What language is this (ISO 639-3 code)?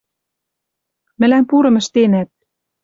mrj